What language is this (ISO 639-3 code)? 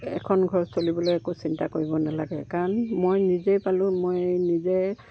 asm